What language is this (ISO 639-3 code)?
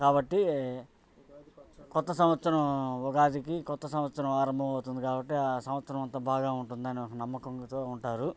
tel